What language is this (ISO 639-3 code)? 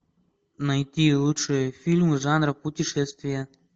rus